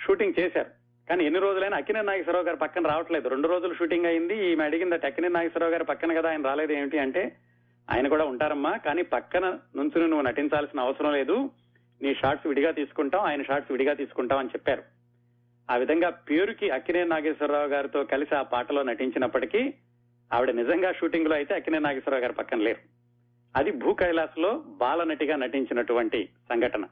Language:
Telugu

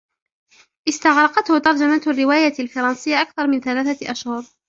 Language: Arabic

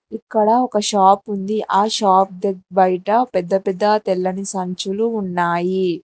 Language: Telugu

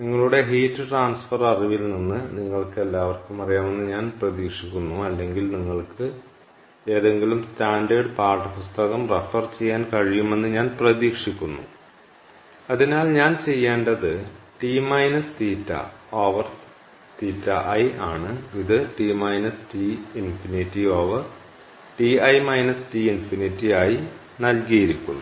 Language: Malayalam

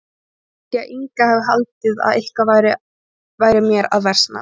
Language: Icelandic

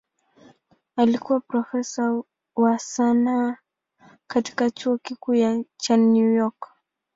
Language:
Swahili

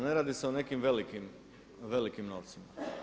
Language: Croatian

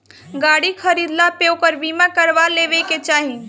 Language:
Bhojpuri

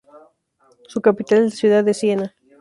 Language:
Spanish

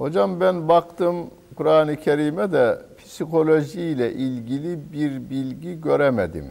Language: Turkish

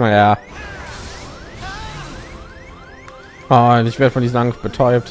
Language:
German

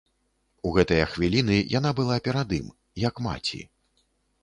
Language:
Belarusian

